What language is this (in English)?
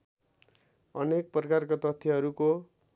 Nepali